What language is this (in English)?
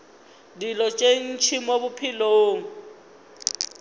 Northern Sotho